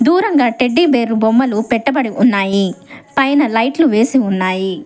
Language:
Telugu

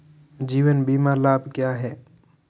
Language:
Hindi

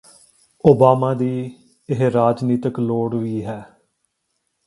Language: Punjabi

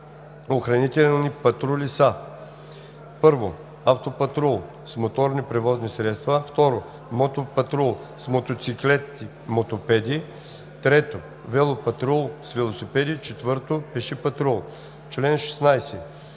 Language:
Bulgarian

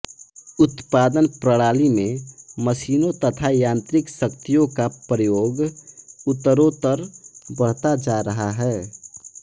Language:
Hindi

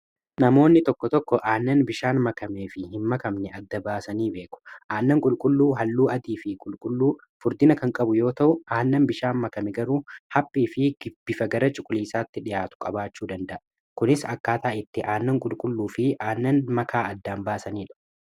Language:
Oromo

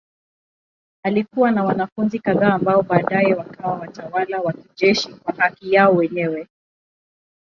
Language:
Swahili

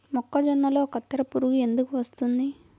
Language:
Telugu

